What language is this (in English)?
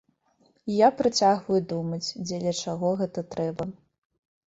Belarusian